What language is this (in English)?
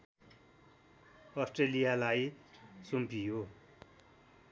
Nepali